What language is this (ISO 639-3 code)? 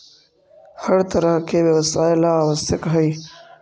mag